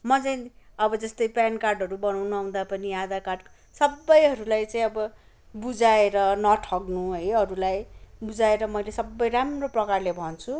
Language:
Nepali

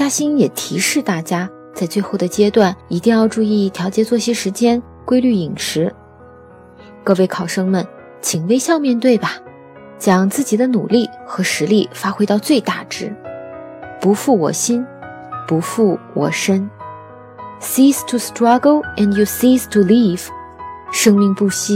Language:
Chinese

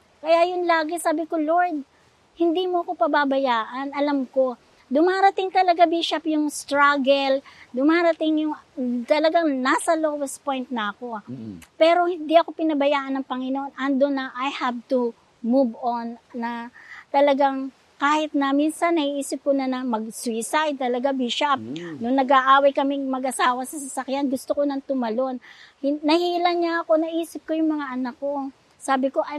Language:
Filipino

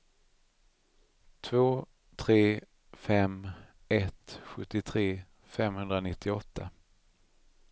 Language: Swedish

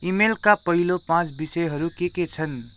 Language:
Nepali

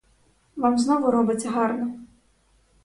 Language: Ukrainian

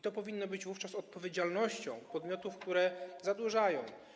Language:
Polish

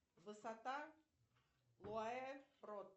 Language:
Russian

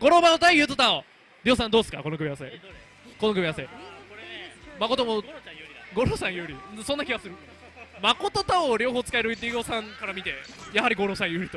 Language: Japanese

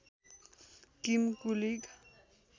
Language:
Nepali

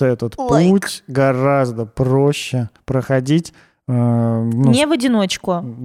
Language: Russian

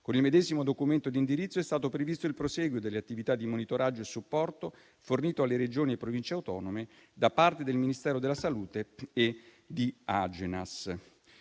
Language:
Italian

